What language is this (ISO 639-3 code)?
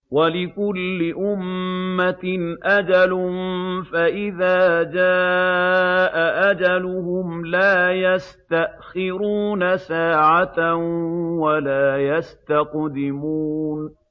ara